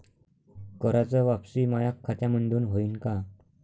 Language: Marathi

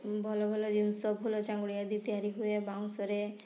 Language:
Odia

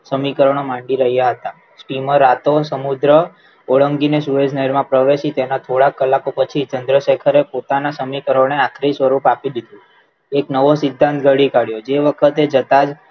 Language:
Gujarati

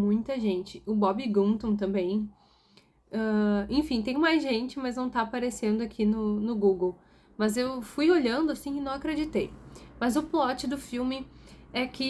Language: Portuguese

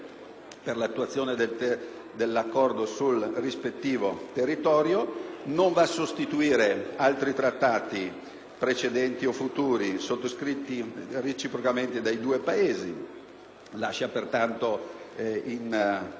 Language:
Italian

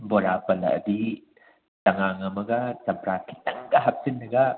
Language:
Manipuri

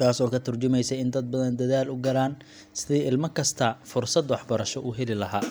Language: Somali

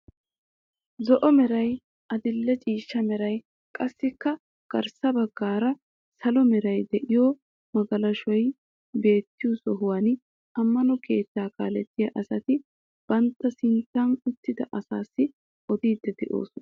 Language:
Wolaytta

